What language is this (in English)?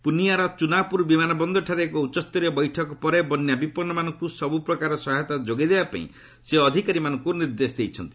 Odia